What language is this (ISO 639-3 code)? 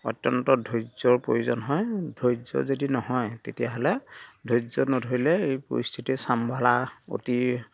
asm